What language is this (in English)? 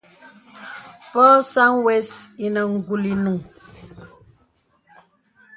Bebele